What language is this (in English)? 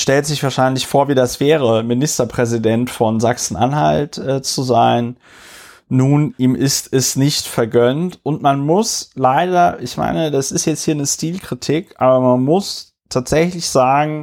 German